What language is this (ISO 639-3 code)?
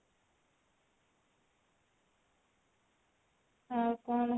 ori